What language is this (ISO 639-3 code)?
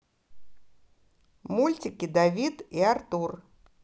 rus